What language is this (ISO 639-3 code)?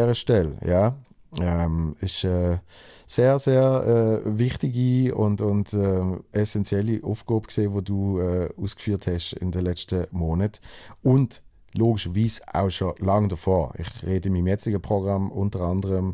deu